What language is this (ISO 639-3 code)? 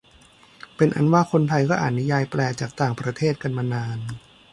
tha